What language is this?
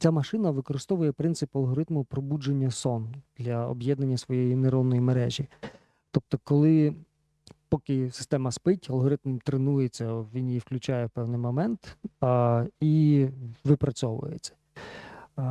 Ukrainian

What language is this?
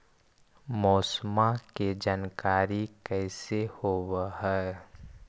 Magahi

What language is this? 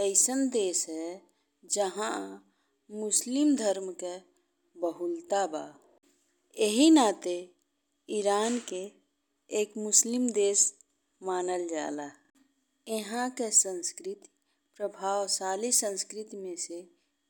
Bhojpuri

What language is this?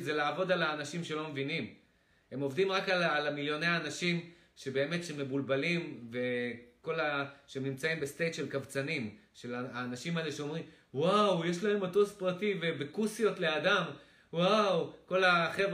Hebrew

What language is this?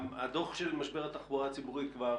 Hebrew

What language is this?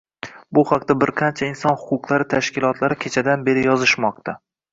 Uzbek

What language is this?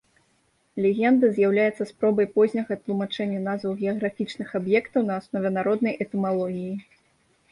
Belarusian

